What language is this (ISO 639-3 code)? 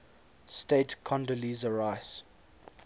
eng